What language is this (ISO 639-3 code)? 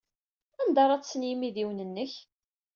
kab